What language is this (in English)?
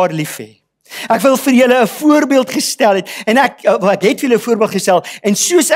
Dutch